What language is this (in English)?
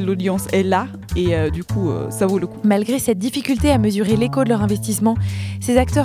French